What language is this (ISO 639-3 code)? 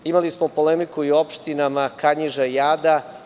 srp